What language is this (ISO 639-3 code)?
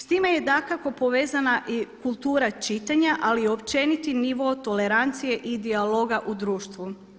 hrv